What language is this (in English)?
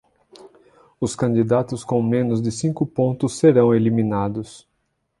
Portuguese